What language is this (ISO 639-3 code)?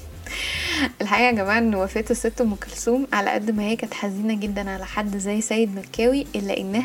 ara